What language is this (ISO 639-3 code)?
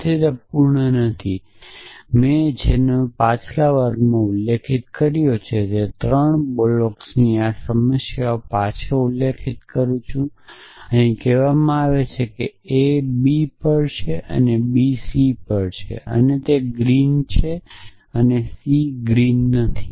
guj